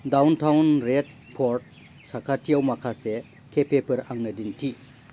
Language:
Bodo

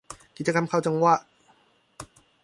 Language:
Thai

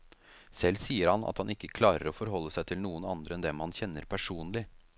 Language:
Norwegian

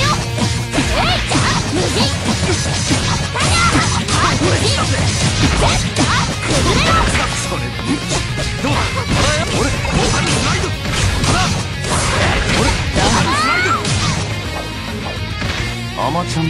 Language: Japanese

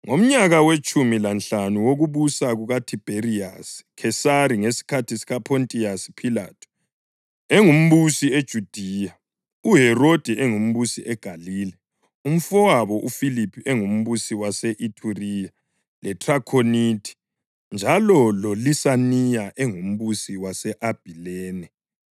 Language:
North Ndebele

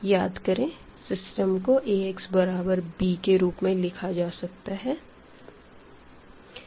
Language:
Hindi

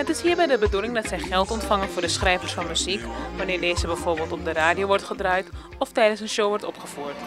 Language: Dutch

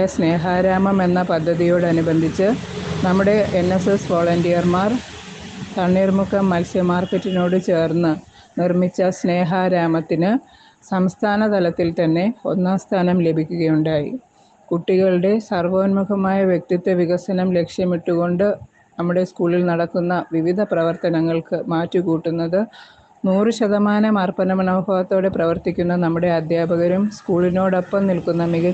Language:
Malayalam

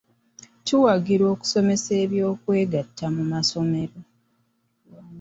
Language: Ganda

